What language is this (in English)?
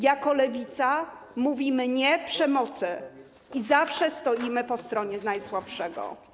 Polish